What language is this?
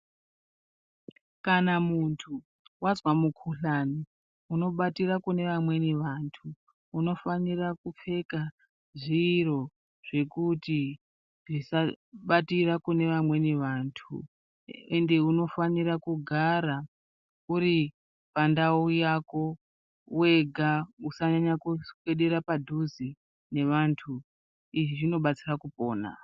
Ndau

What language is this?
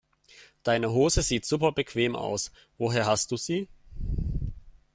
German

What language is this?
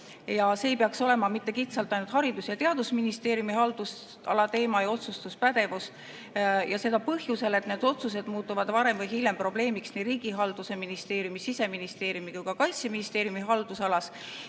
Estonian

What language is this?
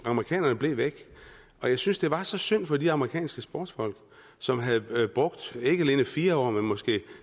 Danish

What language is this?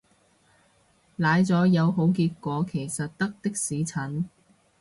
Cantonese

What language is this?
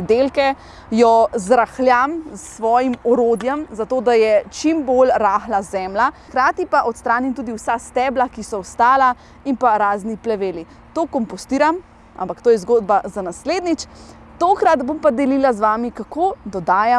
Slovenian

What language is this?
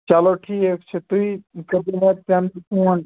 Kashmiri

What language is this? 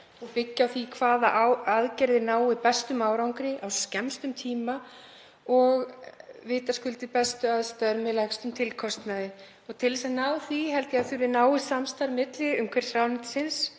Icelandic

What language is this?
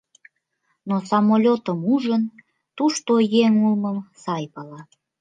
Mari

